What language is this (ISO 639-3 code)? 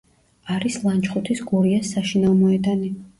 kat